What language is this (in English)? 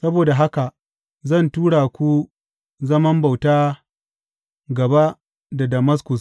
Hausa